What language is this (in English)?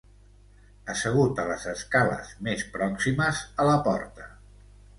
Catalan